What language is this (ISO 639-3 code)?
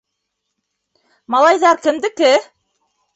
bak